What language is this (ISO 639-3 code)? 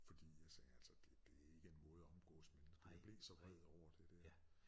dan